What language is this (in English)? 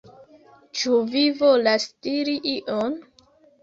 Esperanto